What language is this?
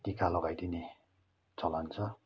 Nepali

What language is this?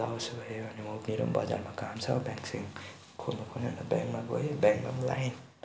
Nepali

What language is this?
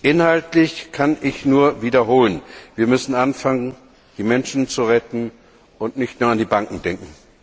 German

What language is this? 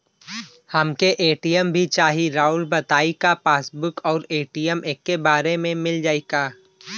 Bhojpuri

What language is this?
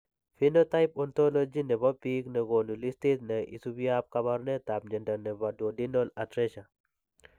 Kalenjin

